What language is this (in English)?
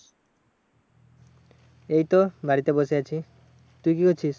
Bangla